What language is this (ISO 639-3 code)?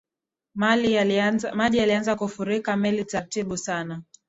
swa